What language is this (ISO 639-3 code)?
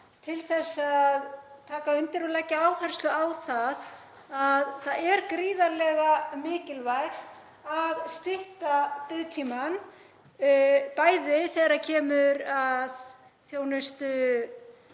isl